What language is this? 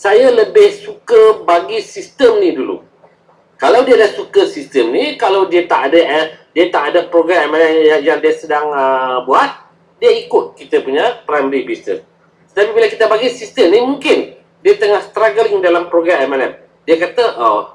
Malay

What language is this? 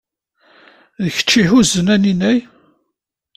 Kabyle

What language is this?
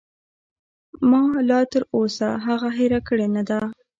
Pashto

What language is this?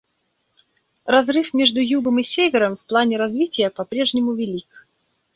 Russian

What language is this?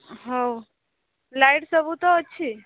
Odia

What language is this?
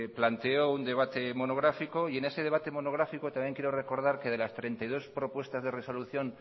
Spanish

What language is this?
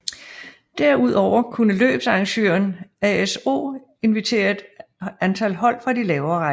Danish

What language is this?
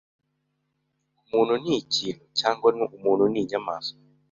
Kinyarwanda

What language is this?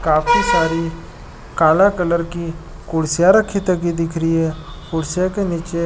Marwari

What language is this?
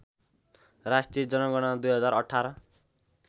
Nepali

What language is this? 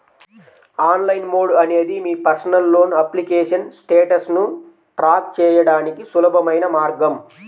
Telugu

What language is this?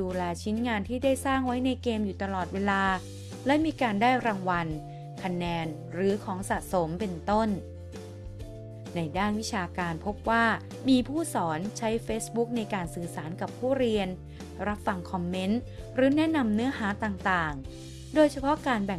Thai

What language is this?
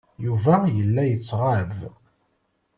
Kabyle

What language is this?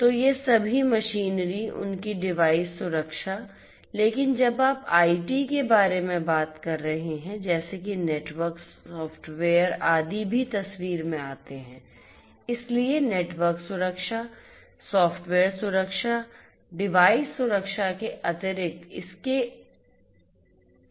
Hindi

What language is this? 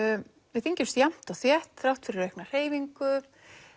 Icelandic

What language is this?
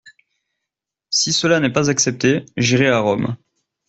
French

